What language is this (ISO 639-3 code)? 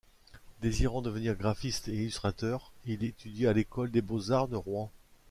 fra